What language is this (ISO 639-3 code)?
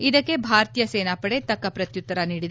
kan